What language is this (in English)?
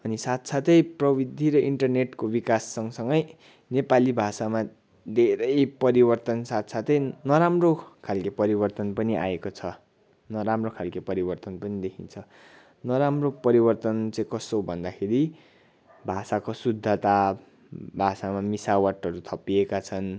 Nepali